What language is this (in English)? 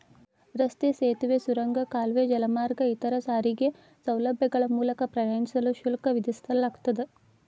Kannada